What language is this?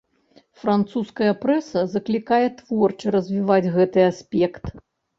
Belarusian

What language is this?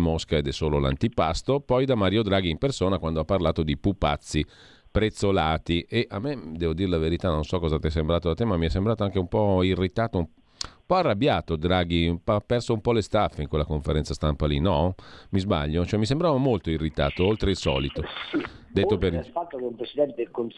Italian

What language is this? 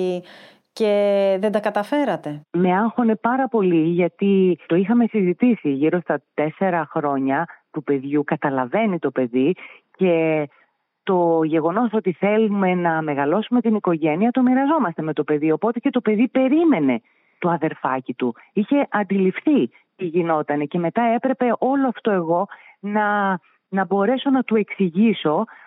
Greek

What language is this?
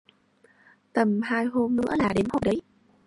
Vietnamese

